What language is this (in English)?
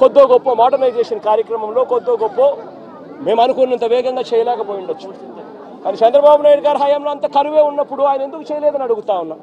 Telugu